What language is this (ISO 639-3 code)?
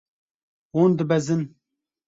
kur